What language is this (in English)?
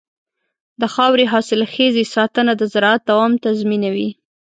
Pashto